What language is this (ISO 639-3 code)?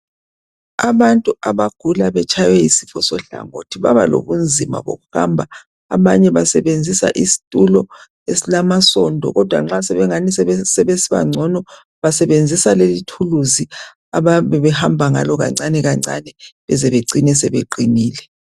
nde